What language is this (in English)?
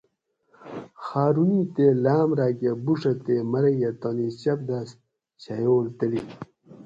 Gawri